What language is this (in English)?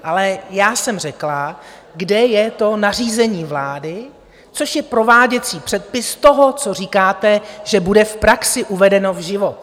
Czech